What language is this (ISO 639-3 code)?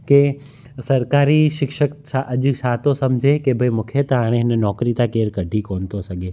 snd